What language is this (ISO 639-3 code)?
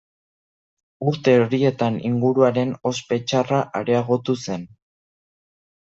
eus